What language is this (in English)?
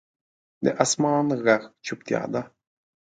Pashto